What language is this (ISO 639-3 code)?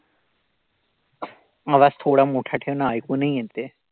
mar